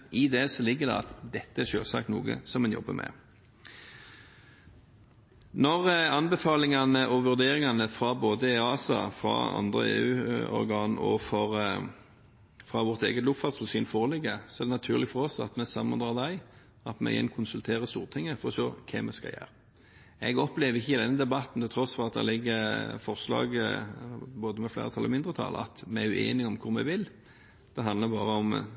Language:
Norwegian Bokmål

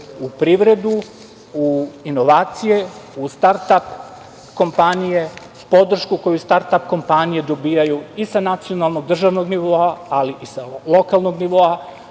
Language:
Serbian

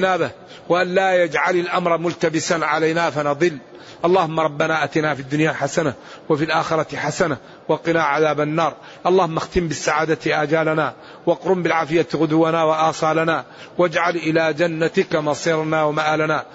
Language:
Arabic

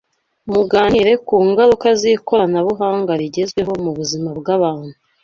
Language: Kinyarwanda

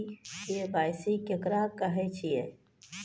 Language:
Maithili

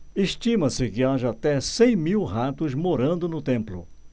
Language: Portuguese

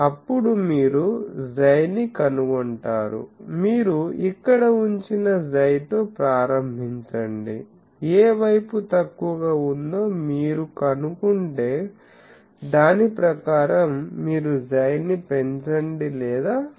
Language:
Telugu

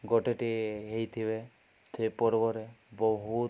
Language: Odia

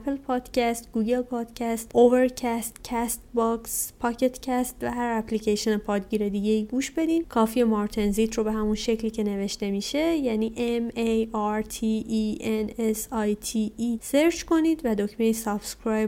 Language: Persian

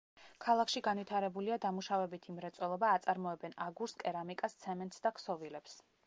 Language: Georgian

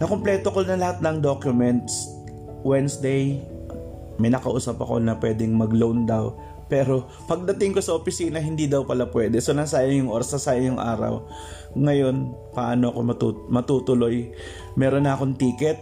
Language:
Filipino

